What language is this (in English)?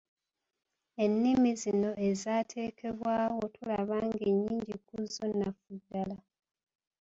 Ganda